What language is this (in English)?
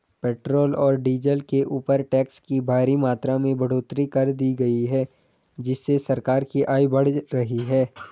Hindi